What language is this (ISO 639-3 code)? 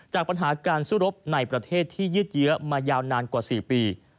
tha